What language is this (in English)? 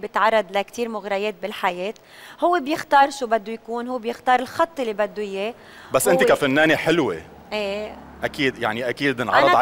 Arabic